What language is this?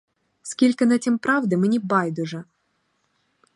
Ukrainian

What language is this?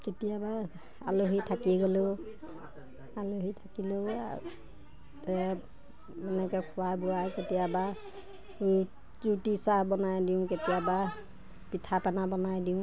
Assamese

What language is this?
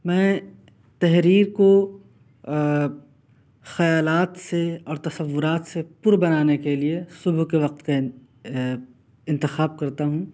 Urdu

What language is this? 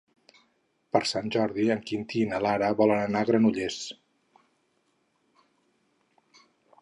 Catalan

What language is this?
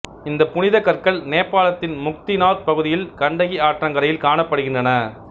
Tamil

